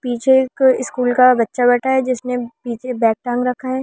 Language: Hindi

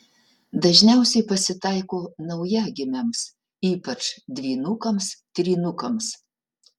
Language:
Lithuanian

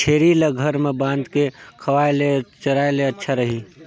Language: Chhattisgarhi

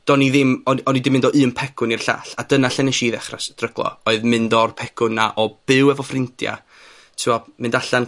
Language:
Welsh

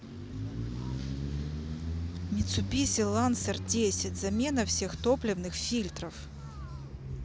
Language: Russian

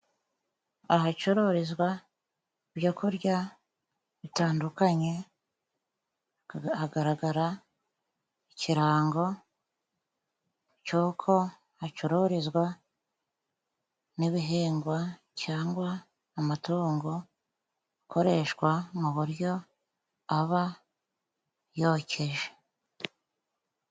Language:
Kinyarwanda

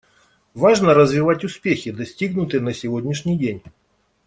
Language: Russian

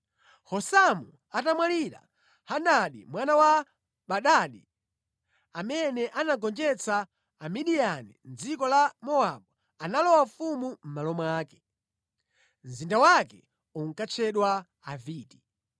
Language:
Nyanja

